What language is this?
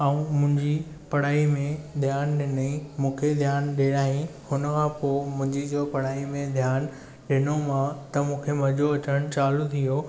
Sindhi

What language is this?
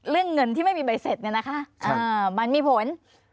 Thai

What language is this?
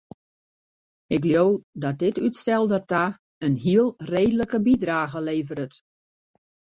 Western Frisian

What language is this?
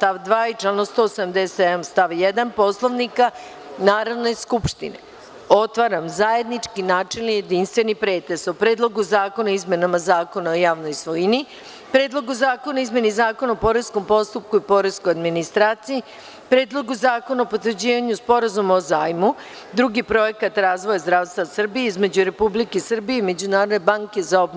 Serbian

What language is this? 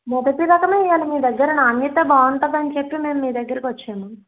Telugu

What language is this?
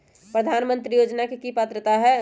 Magahi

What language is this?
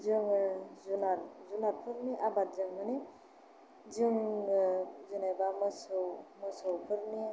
Bodo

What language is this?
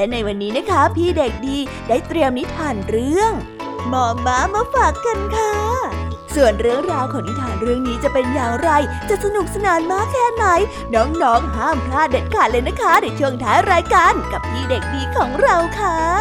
Thai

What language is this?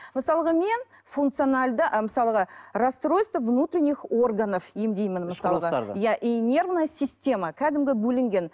Kazakh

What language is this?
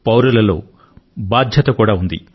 Telugu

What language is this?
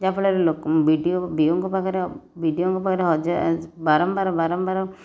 Odia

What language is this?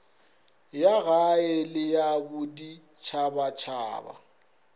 Northern Sotho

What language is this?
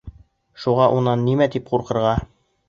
Bashkir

